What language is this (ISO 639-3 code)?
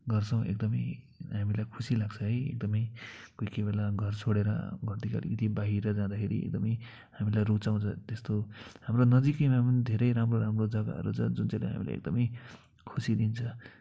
nep